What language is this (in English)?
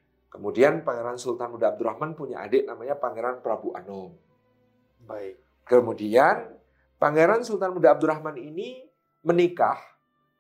Indonesian